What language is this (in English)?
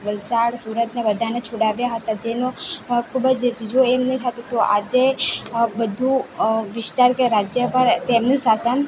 Gujarati